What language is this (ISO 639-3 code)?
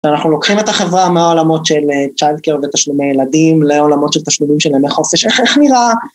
heb